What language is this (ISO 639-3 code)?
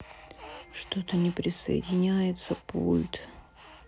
rus